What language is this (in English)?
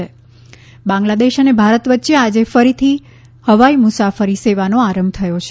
Gujarati